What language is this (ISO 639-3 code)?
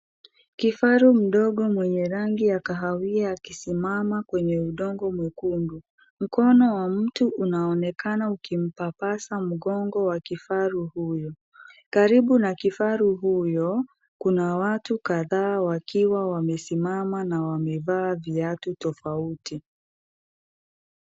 swa